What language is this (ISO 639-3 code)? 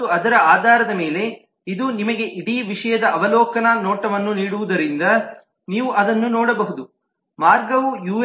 kan